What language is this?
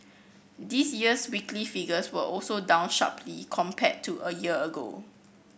English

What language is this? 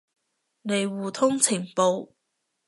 Cantonese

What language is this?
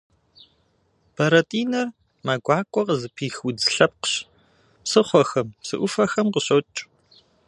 Kabardian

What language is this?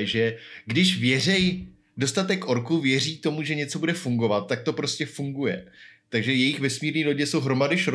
Czech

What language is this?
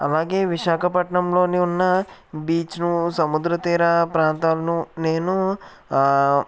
Telugu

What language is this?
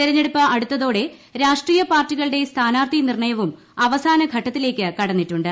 Malayalam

